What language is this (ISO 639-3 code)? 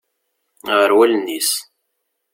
kab